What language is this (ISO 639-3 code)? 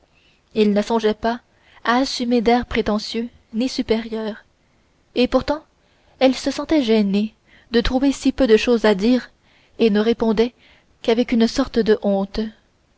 fra